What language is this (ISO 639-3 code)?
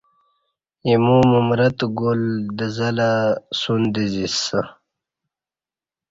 bsh